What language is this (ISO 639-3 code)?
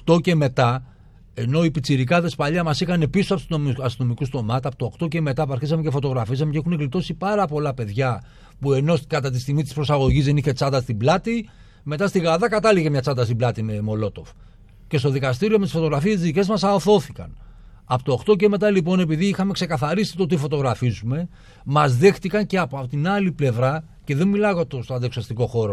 ell